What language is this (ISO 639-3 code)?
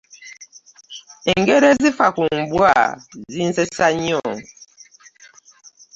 lug